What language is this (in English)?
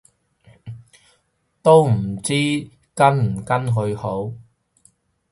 Cantonese